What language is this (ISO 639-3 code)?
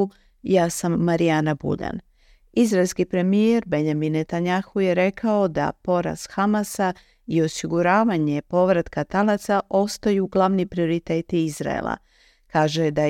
hrv